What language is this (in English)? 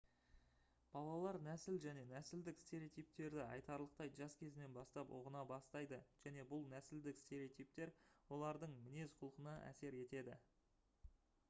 Kazakh